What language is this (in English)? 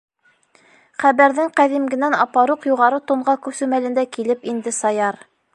Bashkir